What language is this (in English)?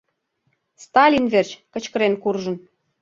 Mari